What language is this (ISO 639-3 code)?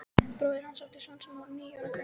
isl